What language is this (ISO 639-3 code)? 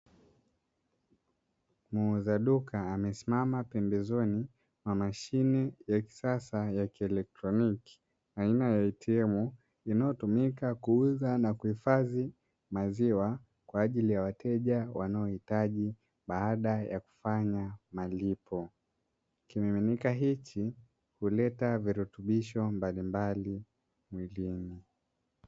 swa